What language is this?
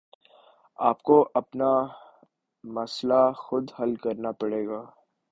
Urdu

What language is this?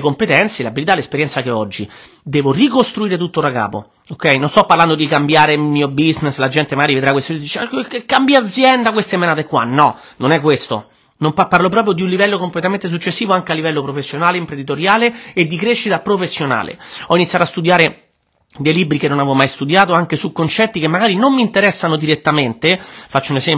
Italian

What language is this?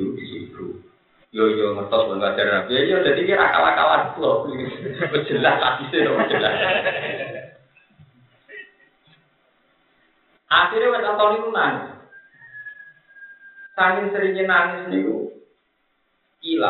Indonesian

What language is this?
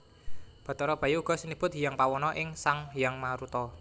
Javanese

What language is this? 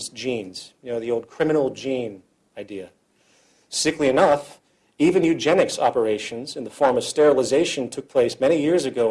English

